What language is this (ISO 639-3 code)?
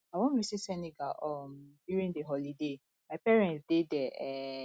pcm